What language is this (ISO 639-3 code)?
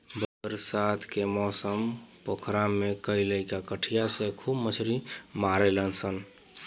bho